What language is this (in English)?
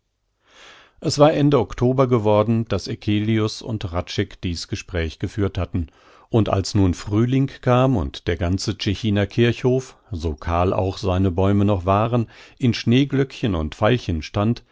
German